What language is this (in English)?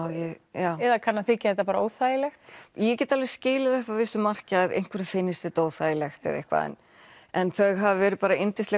Icelandic